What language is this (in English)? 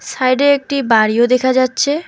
Bangla